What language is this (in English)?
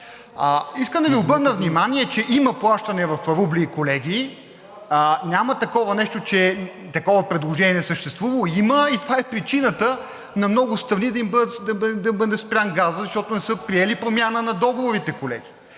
Bulgarian